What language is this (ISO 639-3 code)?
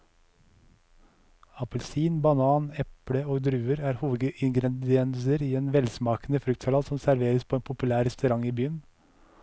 nor